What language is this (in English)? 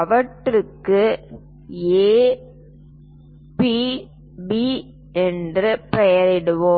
Tamil